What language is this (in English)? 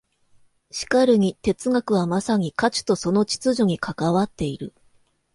Japanese